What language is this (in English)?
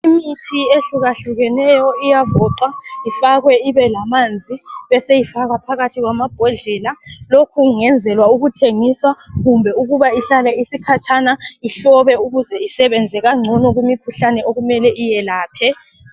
North Ndebele